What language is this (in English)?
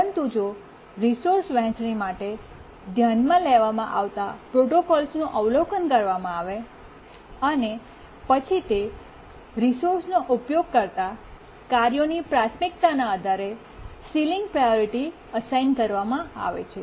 Gujarati